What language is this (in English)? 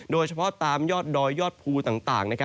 Thai